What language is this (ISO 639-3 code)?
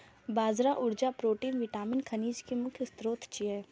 mai